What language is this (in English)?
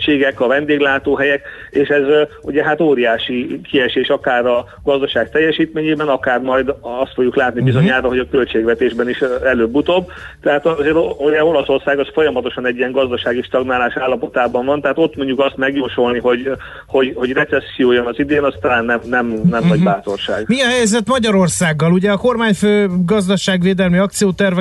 Hungarian